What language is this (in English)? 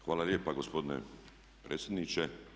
Croatian